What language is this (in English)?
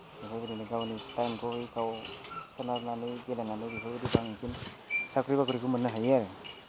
Bodo